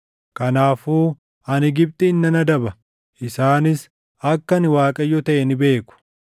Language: Oromo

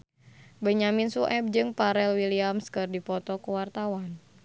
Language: Sundanese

